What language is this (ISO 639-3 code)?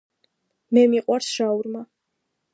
kat